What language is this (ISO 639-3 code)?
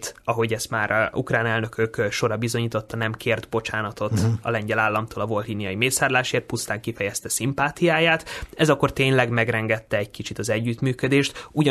hun